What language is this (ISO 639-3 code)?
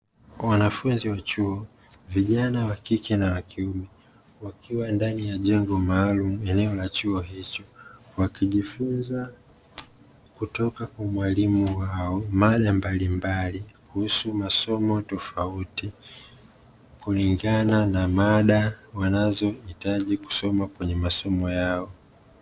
swa